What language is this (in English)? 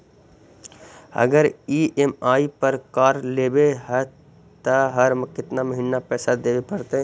Magahi